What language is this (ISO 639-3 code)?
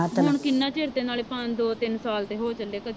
pan